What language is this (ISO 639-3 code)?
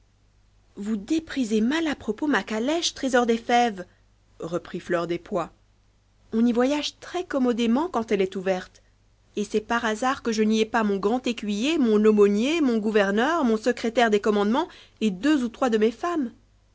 fra